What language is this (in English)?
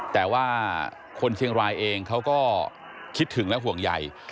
Thai